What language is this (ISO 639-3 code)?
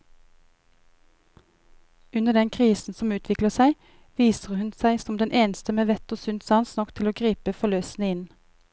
nor